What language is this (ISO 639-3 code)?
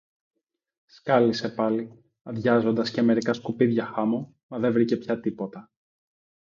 ell